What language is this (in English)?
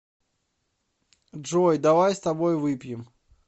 Russian